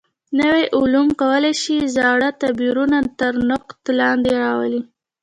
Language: Pashto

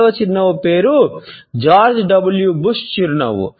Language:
Telugu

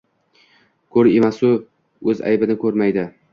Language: Uzbek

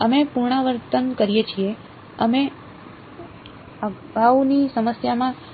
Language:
Gujarati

